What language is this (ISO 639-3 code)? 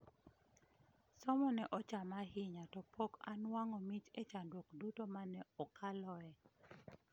luo